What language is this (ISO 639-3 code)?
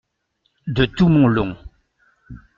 fra